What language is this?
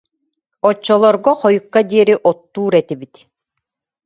Yakut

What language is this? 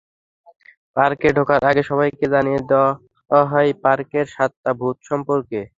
Bangla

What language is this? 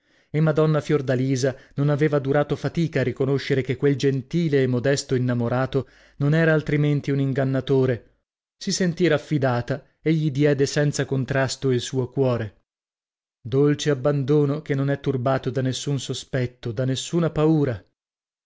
Italian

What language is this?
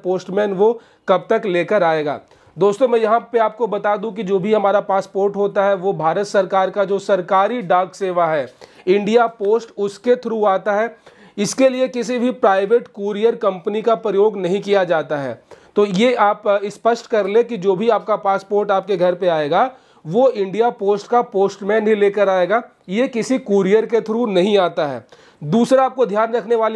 Hindi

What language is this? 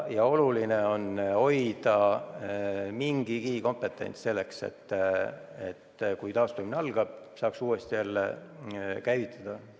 Estonian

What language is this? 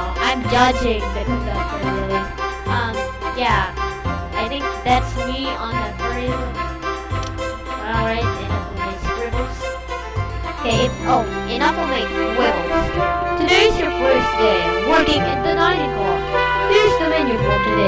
English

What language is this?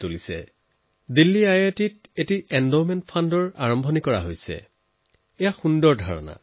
Assamese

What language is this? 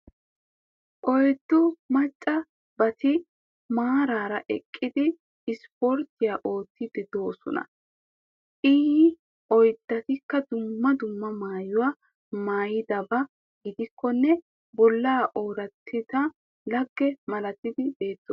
Wolaytta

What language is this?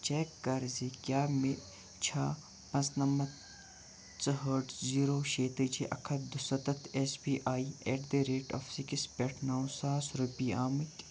Kashmiri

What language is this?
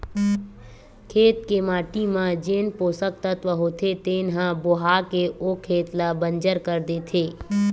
Chhattisgarhi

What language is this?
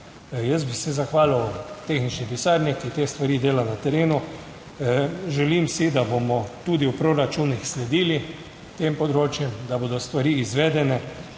Slovenian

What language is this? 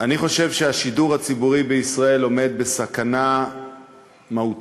Hebrew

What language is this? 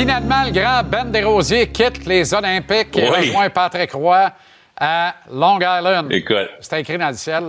French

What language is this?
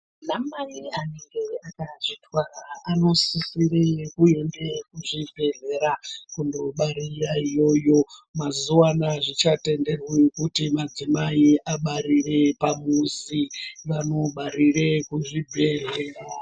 Ndau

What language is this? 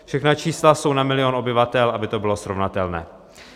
Czech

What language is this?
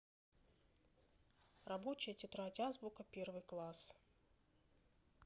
Russian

